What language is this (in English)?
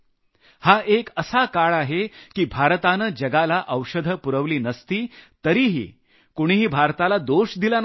Marathi